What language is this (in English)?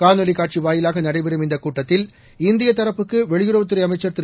Tamil